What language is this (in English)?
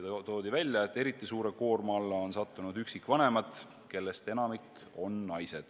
Estonian